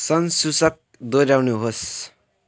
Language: Nepali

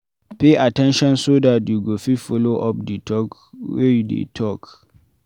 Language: Nigerian Pidgin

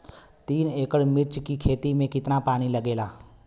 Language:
Bhojpuri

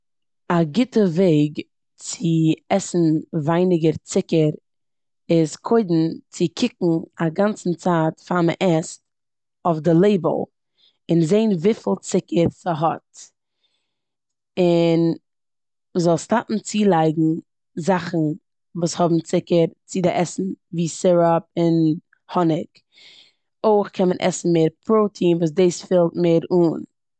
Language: Yiddish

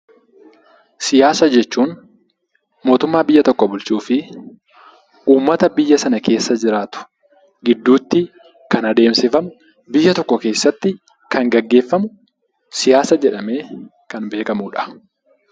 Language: Oromo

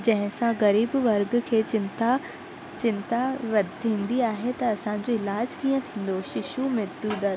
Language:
Sindhi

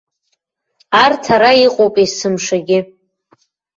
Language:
Abkhazian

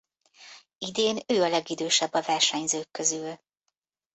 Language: Hungarian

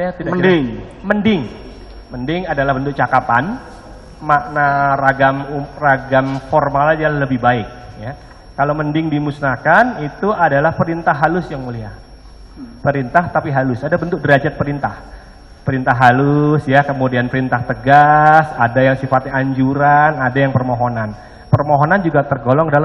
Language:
Indonesian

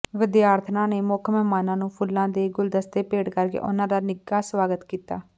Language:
Punjabi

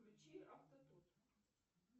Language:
Russian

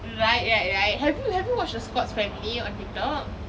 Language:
English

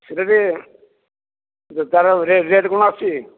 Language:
Odia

